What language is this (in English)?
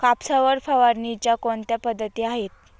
Marathi